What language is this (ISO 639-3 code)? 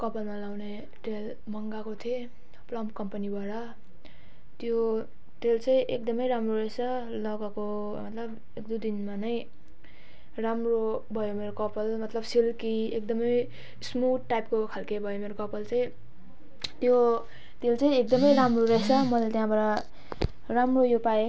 nep